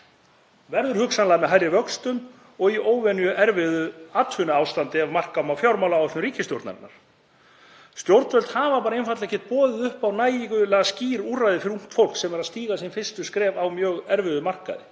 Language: Icelandic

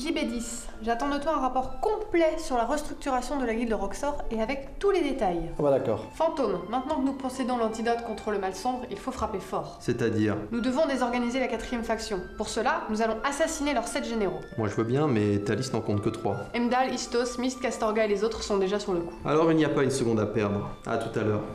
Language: French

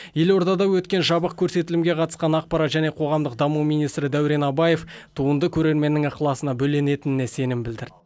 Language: Kazakh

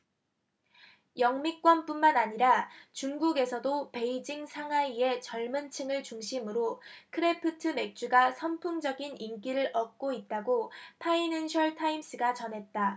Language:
Korean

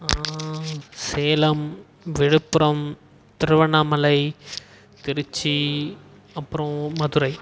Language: Tamil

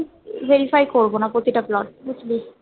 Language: Bangla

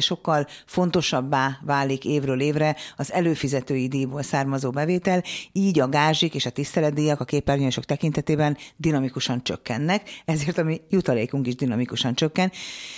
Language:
Hungarian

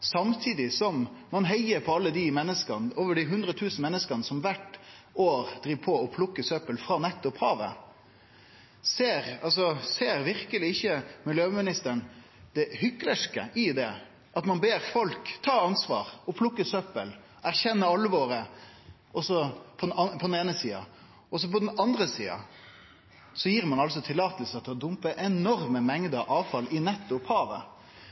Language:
Norwegian Nynorsk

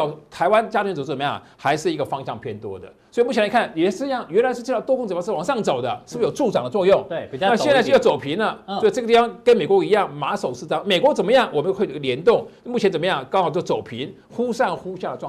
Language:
Chinese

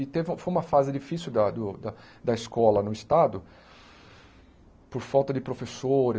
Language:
Portuguese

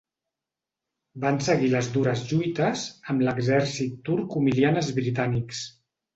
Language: Catalan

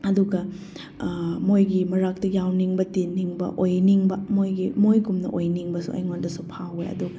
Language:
Manipuri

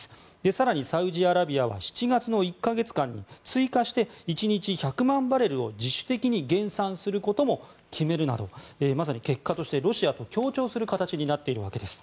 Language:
Japanese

